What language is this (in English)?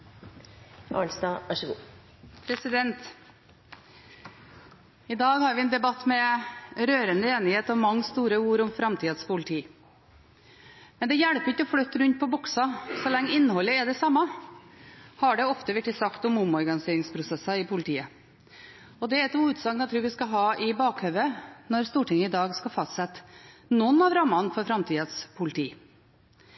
Norwegian